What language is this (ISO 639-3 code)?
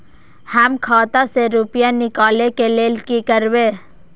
mai